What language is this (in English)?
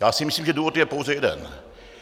Czech